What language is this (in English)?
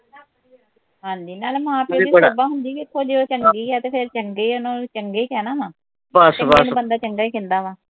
Punjabi